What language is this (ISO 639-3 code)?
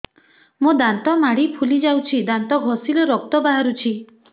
ori